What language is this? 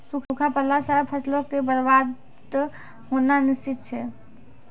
Maithili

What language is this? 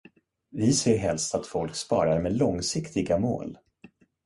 Swedish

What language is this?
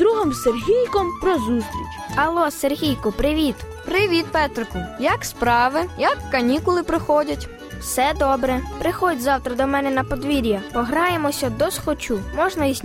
Ukrainian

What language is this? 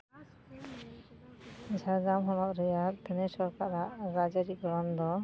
Santali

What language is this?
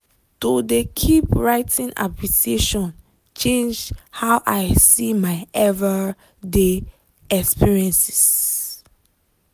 Nigerian Pidgin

